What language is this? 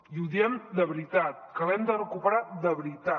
Catalan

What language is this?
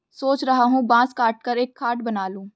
Hindi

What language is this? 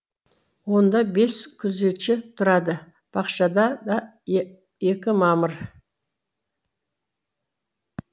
Kazakh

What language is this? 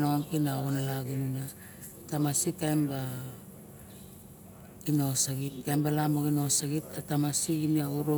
Barok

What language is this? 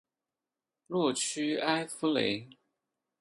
Chinese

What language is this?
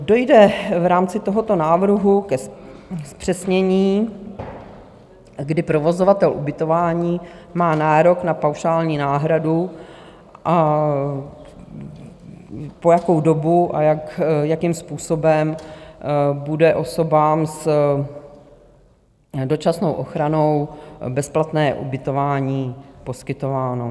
Czech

